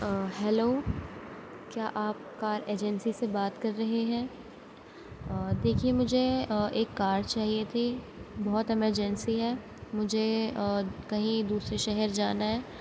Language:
Urdu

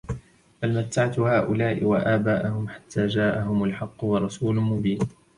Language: Arabic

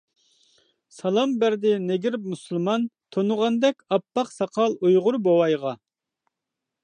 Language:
Uyghur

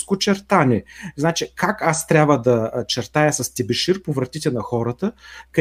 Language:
Bulgarian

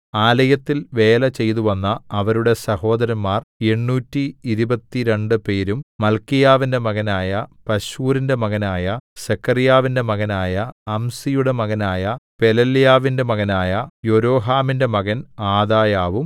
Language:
Malayalam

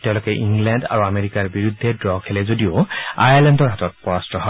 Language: Assamese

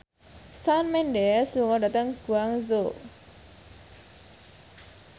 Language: Javanese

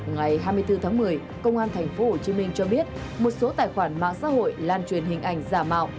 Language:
Vietnamese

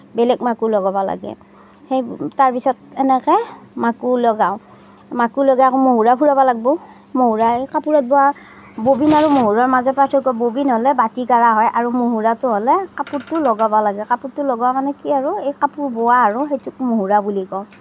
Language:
Assamese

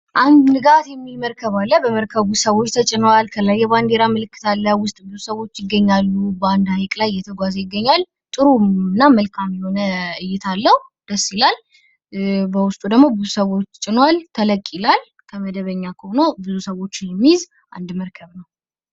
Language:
Amharic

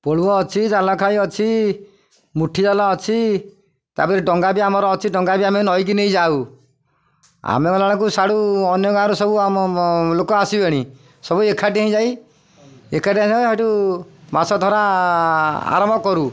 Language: Odia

